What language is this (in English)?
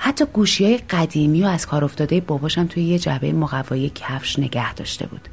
Persian